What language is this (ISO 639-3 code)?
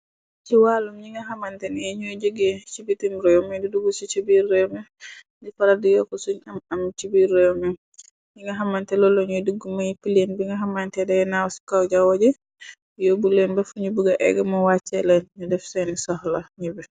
wol